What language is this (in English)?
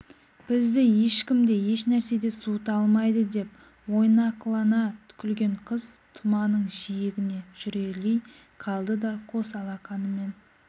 Kazakh